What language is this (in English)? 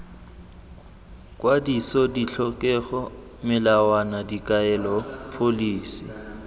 Tswana